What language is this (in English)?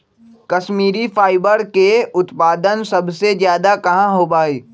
Magahi